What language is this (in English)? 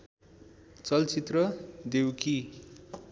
Nepali